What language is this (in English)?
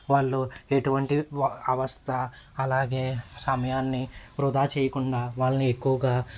Telugu